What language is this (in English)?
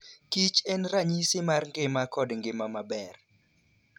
Luo (Kenya and Tanzania)